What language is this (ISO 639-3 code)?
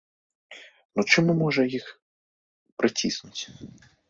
bel